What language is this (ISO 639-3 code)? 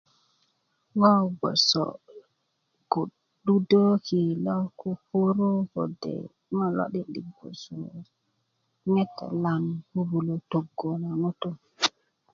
ukv